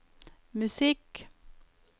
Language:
Norwegian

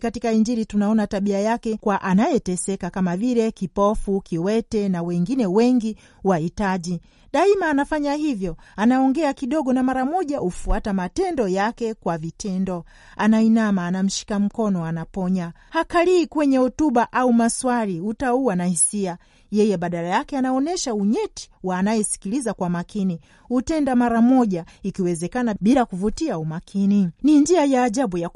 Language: Swahili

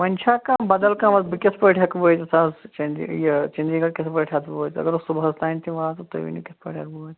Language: Kashmiri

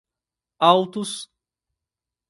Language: Portuguese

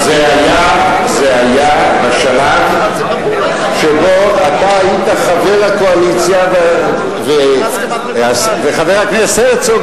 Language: Hebrew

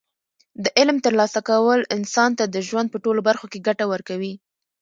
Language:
Pashto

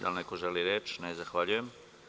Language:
Serbian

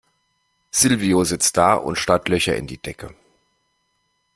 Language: German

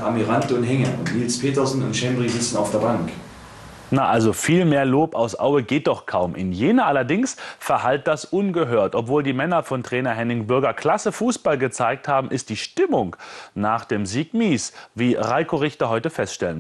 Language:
German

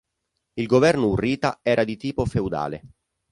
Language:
Italian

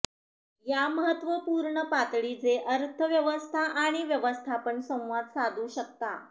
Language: Marathi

